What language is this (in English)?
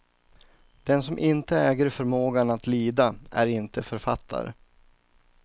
Swedish